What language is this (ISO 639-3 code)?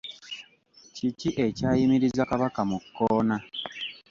lug